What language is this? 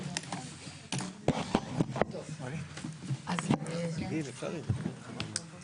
Hebrew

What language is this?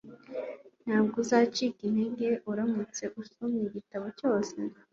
Kinyarwanda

